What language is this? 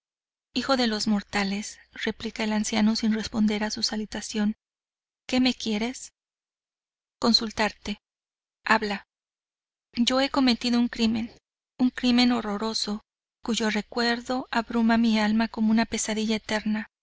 Spanish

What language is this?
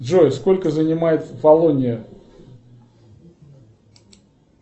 Russian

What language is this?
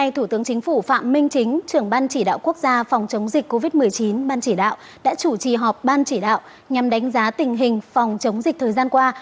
Vietnamese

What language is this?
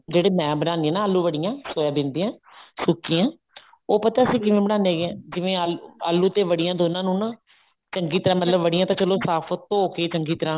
Punjabi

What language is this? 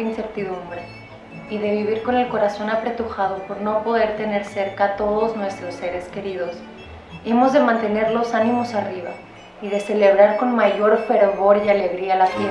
Spanish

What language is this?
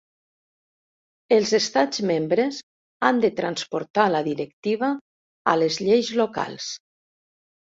Catalan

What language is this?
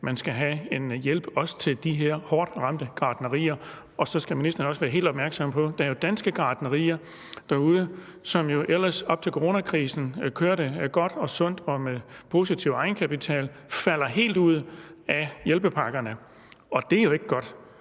Danish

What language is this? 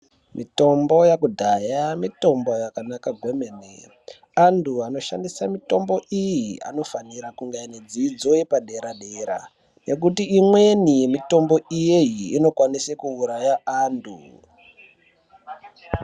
Ndau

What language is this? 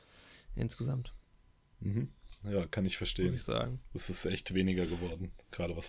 German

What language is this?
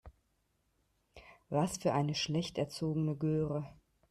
German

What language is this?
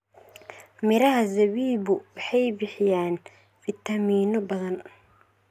Somali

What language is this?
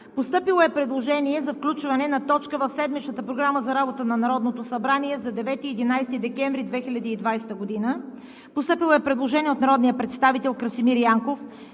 Bulgarian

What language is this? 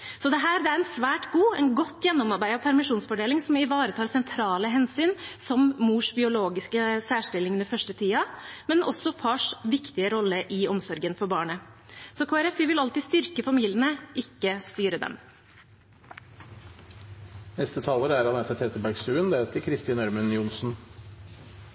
Norwegian Bokmål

